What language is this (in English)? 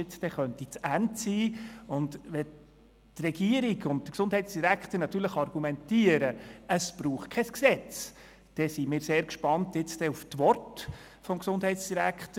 Swiss German